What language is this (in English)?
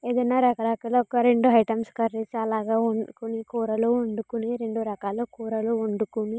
Telugu